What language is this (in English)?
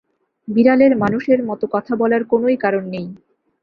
Bangla